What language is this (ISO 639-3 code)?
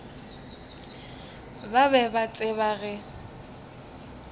nso